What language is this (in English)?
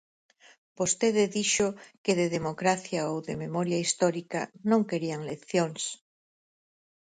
Galician